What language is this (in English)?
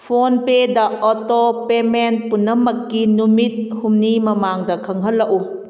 Manipuri